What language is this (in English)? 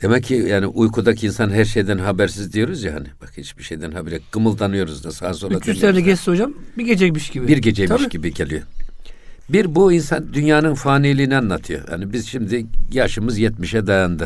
Turkish